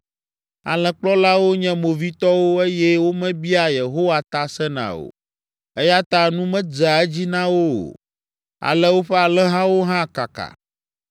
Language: Ewe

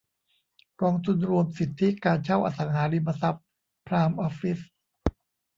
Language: Thai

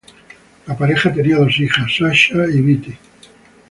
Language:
Spanish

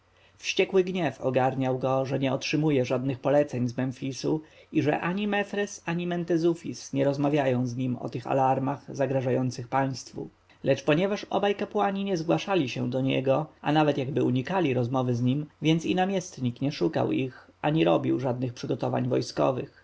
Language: Polish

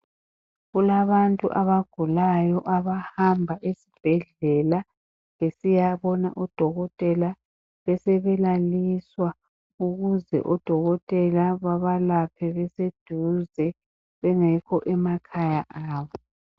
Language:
North Ndebele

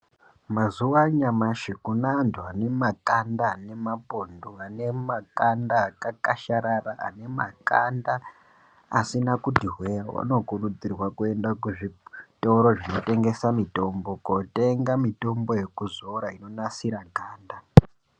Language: Ndau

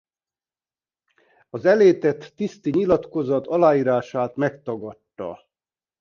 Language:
Hungarian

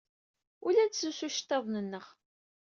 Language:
Kabyle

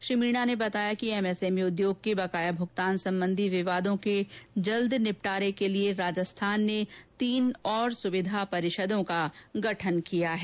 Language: Hindi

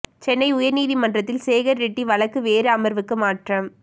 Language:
Tamil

